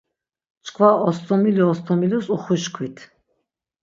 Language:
Laz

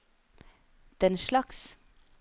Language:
Norwegian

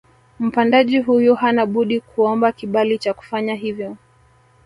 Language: Swahili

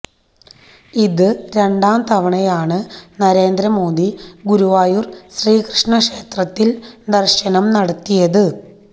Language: Malayalam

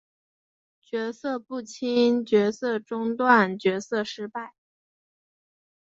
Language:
Chinese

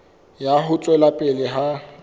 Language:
Southern Sotho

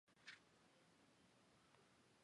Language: Chinese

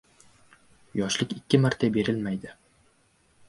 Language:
Uzbek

